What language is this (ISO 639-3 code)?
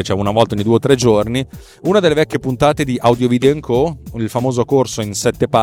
ita